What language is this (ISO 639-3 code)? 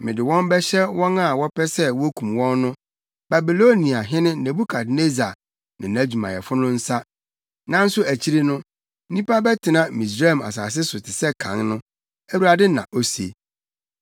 aka